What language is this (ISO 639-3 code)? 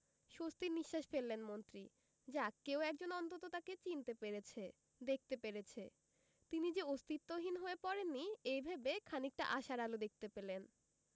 ben